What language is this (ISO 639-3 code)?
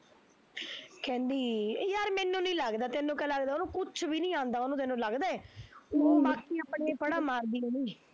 pan